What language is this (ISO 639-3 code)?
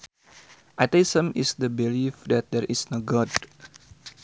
sun